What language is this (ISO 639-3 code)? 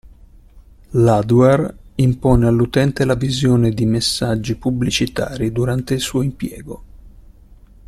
ita